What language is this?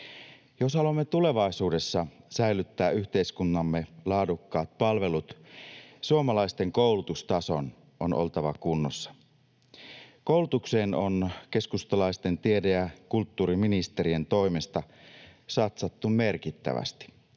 Finnish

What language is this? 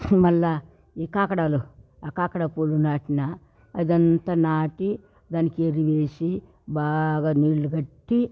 Telugu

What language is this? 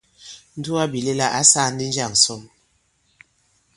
Bankon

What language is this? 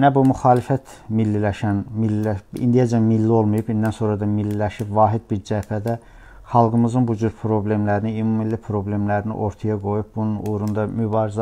Turkish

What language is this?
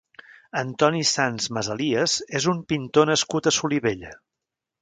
Catalan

